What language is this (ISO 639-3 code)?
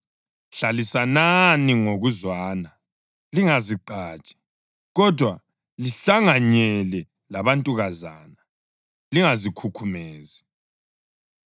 nde